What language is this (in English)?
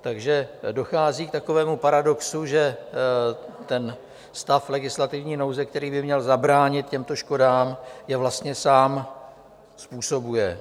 Czech